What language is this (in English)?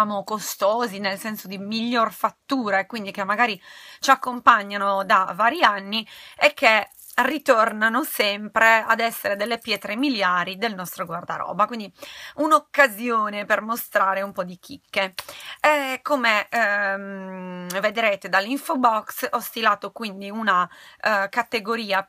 Italian